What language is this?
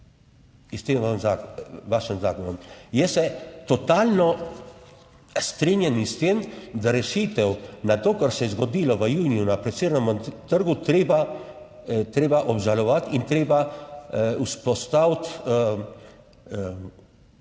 Slovenian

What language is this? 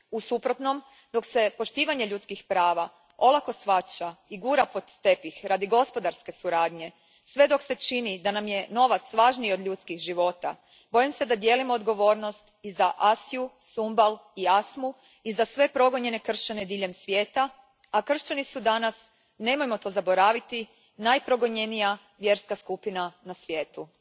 Croatian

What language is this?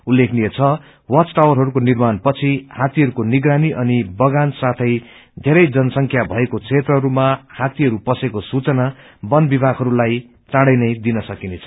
Nepali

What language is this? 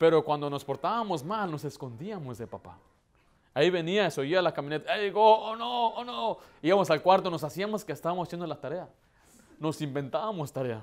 Spanish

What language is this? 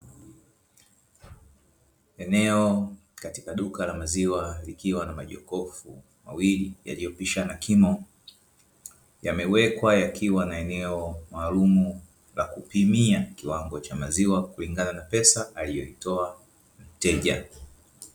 Swahili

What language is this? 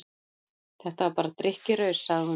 Icelandic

